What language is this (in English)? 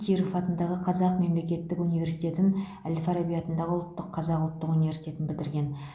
Kazakh